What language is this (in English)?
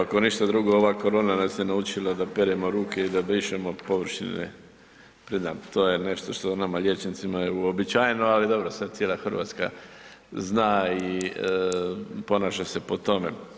Croatian